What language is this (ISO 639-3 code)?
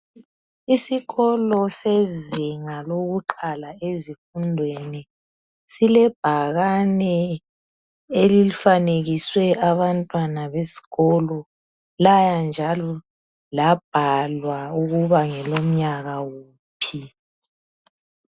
nde